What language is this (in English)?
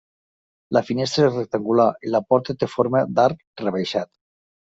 Catalan